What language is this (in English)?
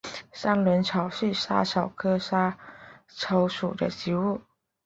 Chinese